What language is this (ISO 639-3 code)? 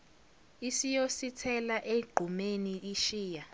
zul